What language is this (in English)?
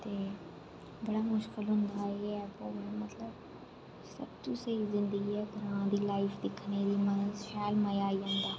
Dogri